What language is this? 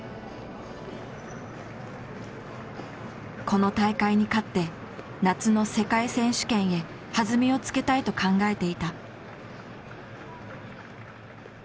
Japanese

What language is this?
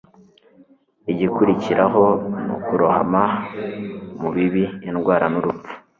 Kinyarwanda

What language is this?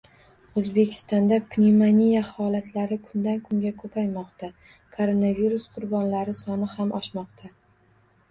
Uzbek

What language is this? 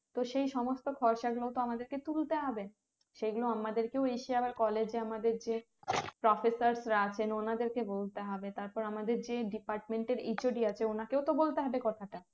Bangla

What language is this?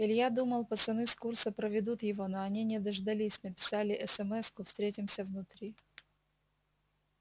Russian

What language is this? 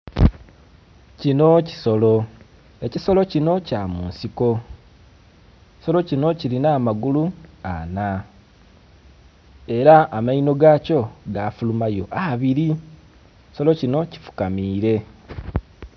Soga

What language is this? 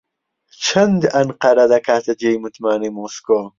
Central Kurdish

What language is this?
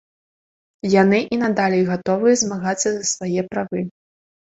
Belarusian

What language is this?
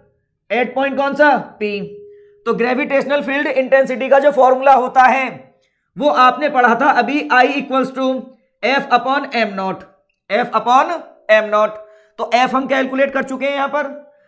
Hindi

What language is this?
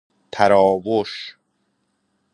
Persian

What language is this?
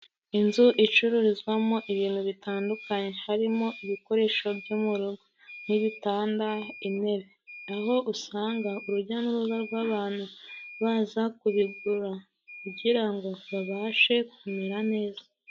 Kinyarwanda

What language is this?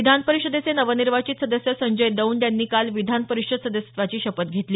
Marathi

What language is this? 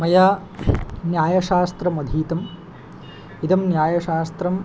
Sanskrit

